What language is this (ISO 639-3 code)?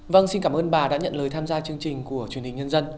vie